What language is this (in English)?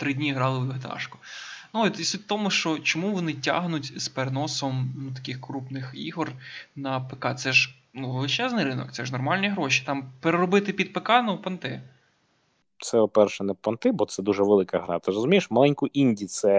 Ukrainian